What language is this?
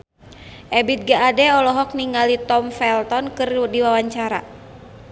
Sundanese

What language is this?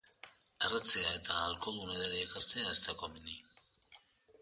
Basque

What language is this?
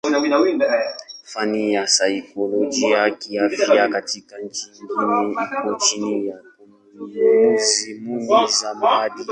Swahili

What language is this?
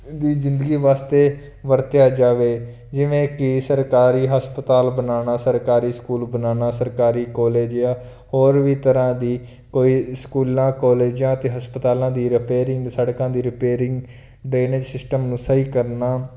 Punjabi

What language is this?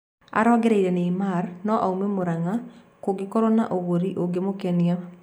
Kikuyu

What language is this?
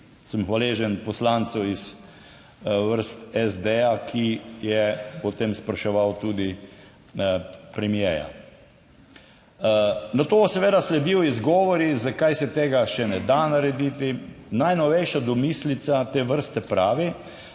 Slovenian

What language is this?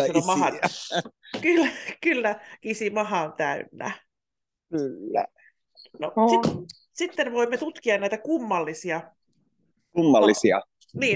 Finnish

